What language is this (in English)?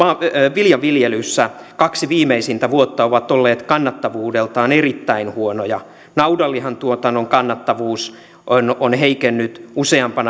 Finnish